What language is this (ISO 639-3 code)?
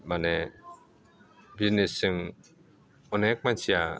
brx